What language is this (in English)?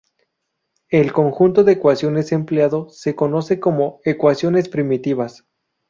Spanish